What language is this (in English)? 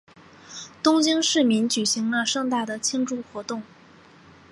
Chinese